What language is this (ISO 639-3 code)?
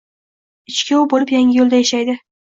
uzb